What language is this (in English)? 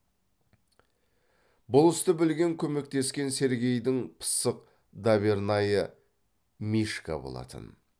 Kazakh